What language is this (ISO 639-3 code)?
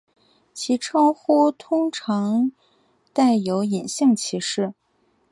zho